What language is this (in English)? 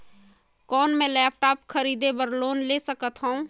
Chhattisgarhi